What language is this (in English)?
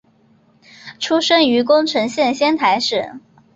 Chinese